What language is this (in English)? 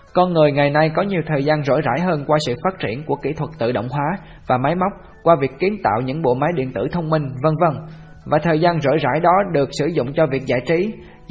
Vietnamese